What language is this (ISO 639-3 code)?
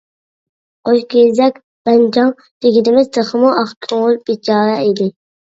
uig